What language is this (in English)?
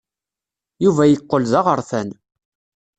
Kabyle